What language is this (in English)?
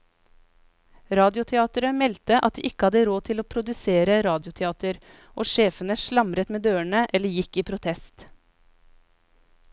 Norwegian